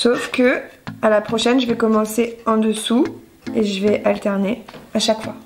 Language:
French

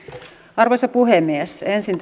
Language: Finnish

